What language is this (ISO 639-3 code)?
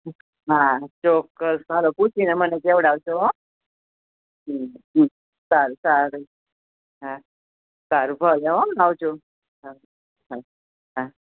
guj